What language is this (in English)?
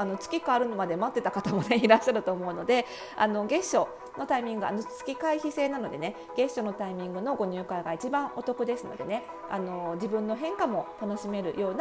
Japanese